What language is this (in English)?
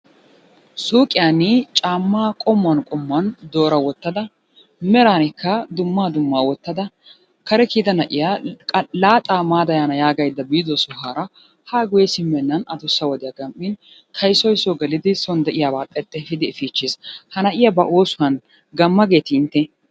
Wolaytta